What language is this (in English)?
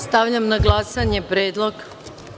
Serbian